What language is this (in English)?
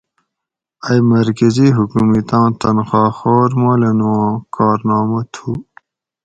Gawri